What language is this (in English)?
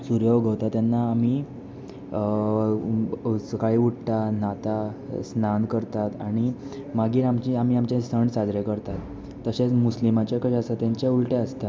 Konkani